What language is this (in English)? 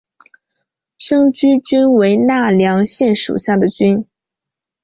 Chinese